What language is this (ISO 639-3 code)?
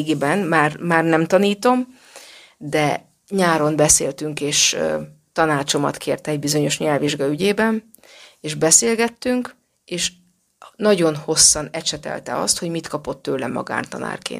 hun